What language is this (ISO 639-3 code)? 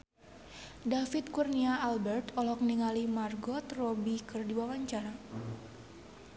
sun